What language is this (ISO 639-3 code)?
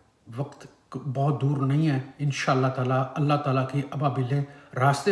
urd